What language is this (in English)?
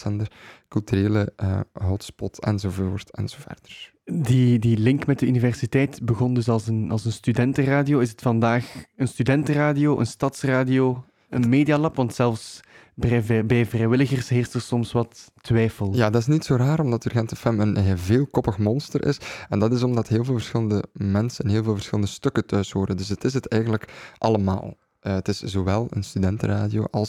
Dutch